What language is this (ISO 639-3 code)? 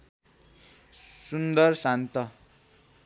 nep